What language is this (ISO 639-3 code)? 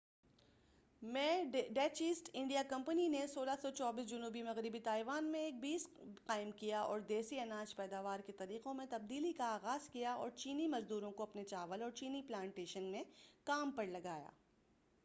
urd